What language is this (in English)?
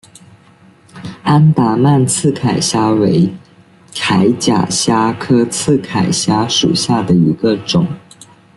Chinese